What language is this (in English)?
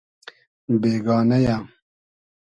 Hazaragi